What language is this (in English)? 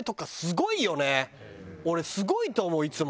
Japanese